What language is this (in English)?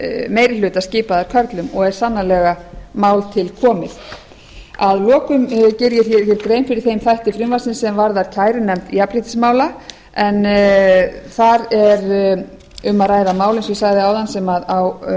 Icelandic